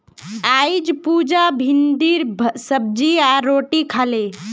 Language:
Magahi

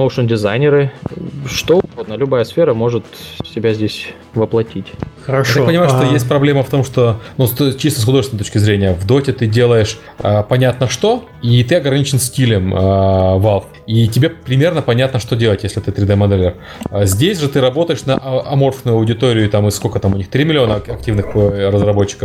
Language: Russian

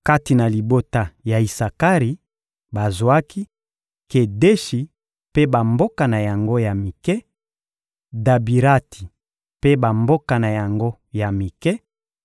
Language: Lingala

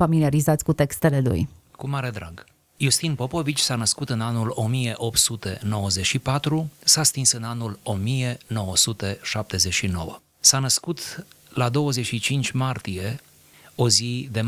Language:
Romanian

